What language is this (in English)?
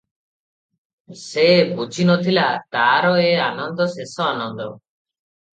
Odia